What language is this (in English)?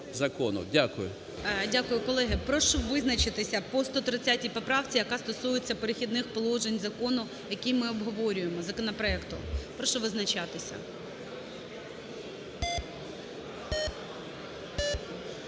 Ukrainian